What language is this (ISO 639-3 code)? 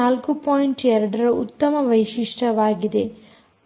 kan